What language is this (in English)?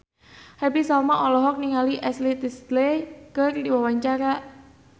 Sundanese